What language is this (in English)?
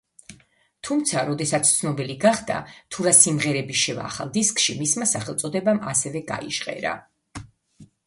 Georgian